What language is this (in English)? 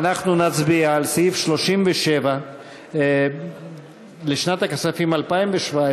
Hebrew